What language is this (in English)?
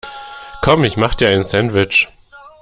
German